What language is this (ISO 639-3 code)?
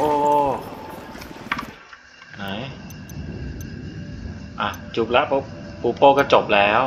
tha